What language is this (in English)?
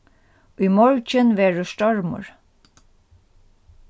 Faroese